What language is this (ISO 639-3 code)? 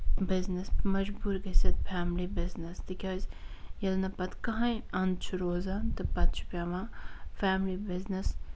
kas